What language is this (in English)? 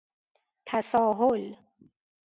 Persian